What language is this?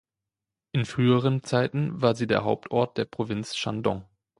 German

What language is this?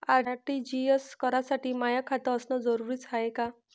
Marathi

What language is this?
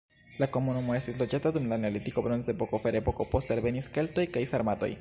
Esperanto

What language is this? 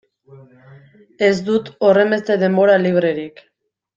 Basque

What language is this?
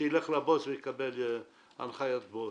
Hebrew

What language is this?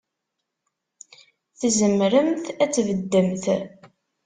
Kabyle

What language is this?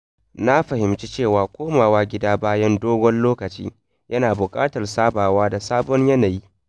Hausa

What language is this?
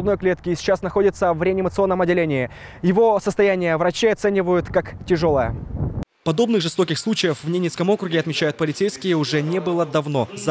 Russian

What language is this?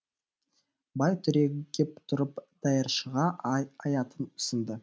Kazakh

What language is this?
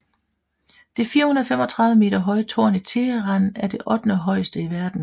Danish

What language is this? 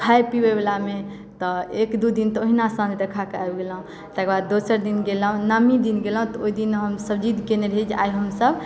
Maithili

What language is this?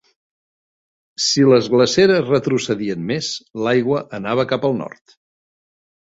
Catalan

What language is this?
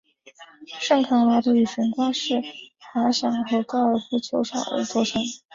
Chinese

